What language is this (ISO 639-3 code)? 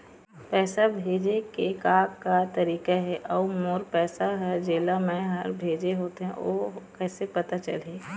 hne